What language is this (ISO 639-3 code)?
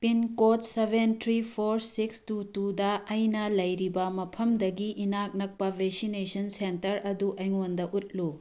mni